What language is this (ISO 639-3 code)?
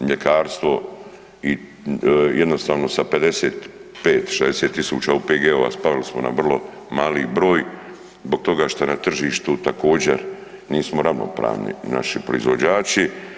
hrv